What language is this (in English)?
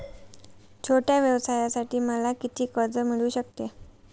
Marathi